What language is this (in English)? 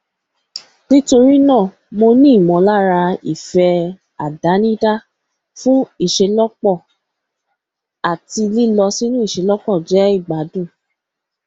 Yoruba